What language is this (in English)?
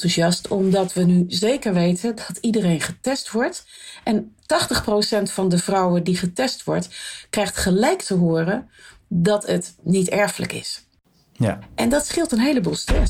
Dutch